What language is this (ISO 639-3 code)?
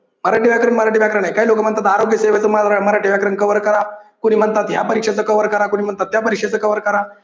mar